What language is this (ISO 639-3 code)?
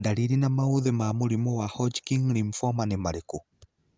kik